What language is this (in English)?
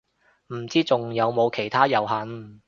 Cantonese